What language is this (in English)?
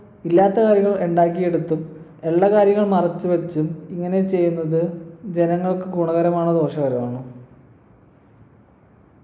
Malayalam